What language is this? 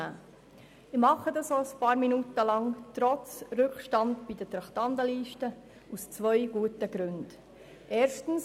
Swiss German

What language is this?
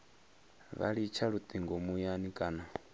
Venda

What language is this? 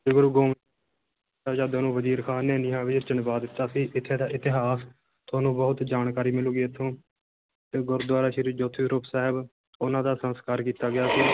Punjabi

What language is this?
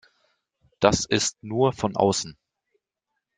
German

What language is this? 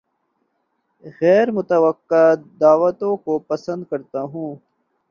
Urdu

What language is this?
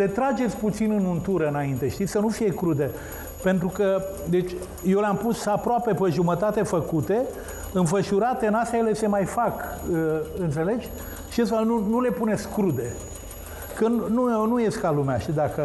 Romanian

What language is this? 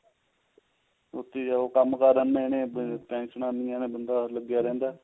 Punjabi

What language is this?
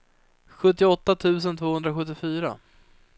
Swedish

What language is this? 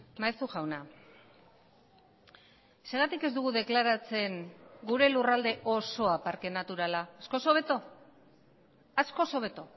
Basque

